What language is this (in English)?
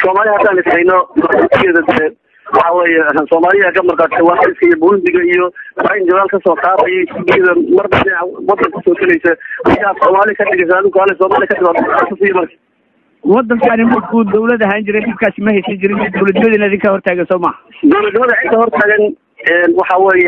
Arabic